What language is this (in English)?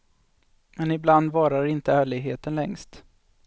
Swedish